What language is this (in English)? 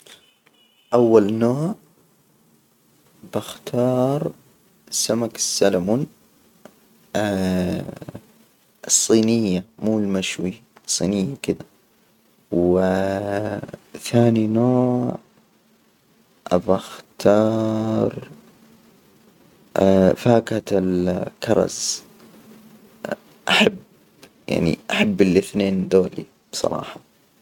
Hijazi Arabic